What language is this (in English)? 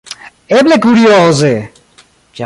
Esperanto